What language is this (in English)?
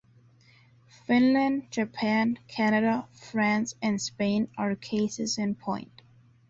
English